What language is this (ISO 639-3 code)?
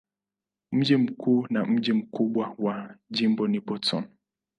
swa